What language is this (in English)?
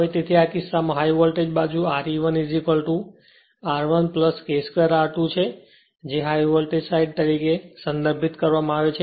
Gujarati